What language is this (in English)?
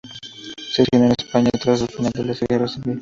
Spanish